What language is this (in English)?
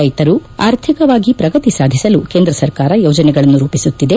Kannada